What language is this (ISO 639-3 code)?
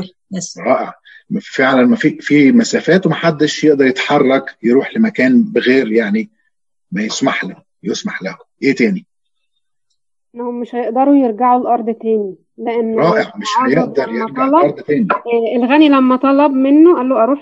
ara